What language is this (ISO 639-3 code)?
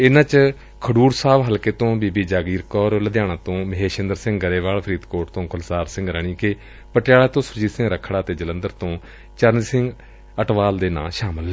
pan